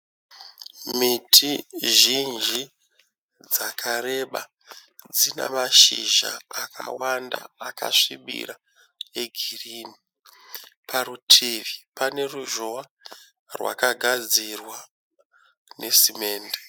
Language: Shona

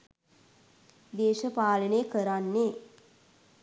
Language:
Sinhala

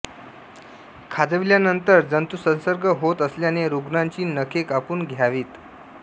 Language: Marathi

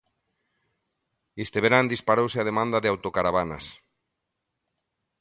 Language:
Galician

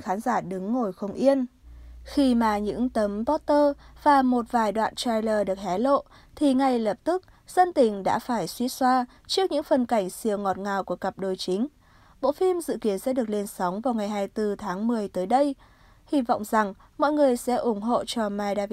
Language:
Vietnamese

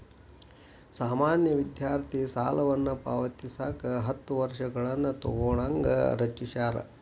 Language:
Kannada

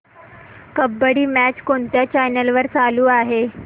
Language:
Marathi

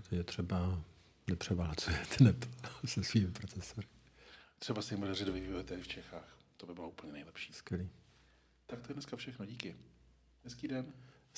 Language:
Czech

